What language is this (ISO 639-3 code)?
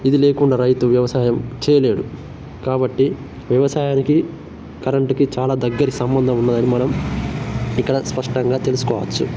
tel